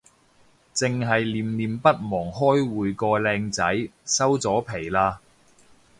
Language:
Cantonese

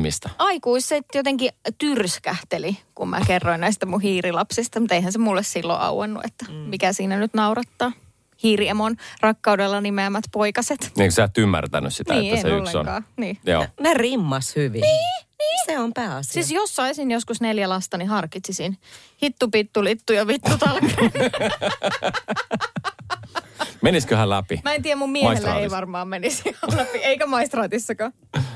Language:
Finnish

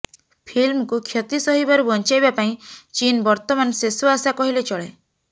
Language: Odia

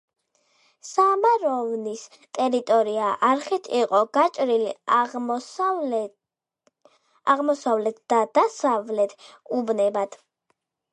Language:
Georgian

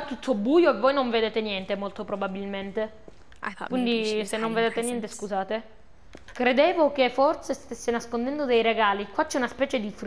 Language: Italian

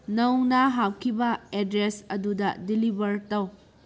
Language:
Manipuri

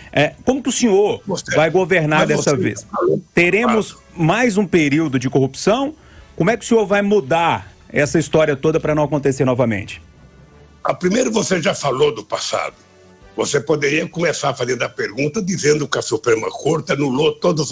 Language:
Portuguese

